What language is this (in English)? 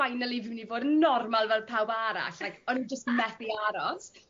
Welsh